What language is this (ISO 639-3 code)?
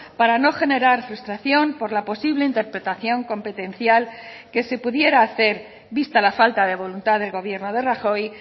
spa